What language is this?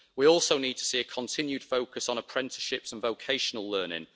English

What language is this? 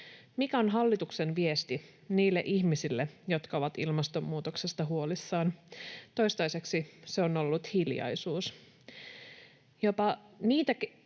Finnish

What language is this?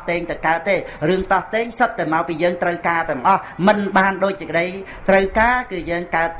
Vietnamese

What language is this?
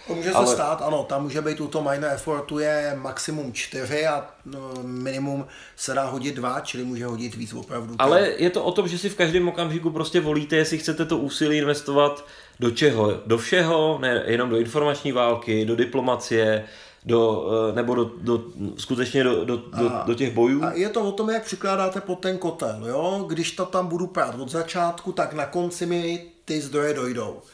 Czech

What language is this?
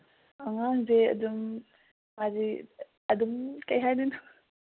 Manipuri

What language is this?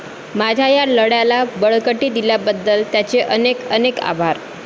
Marathi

